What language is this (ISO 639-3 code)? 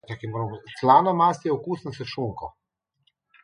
slv